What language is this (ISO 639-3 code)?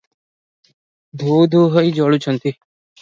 ori